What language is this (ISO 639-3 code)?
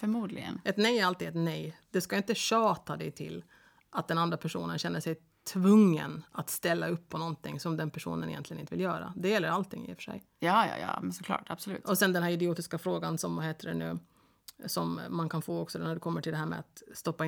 swe